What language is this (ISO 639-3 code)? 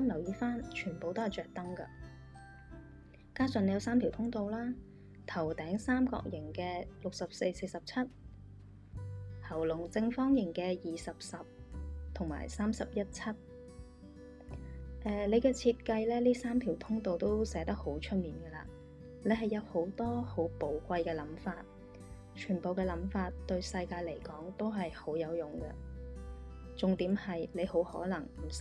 zho